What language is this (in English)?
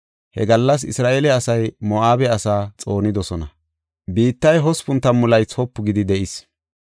Gofa